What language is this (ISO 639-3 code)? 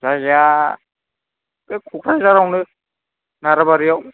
brx